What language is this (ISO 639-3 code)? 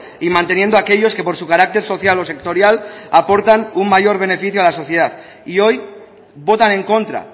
spa